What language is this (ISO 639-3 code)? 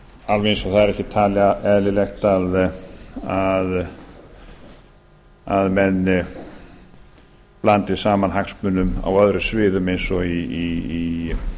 isl